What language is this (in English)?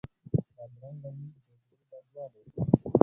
Pashto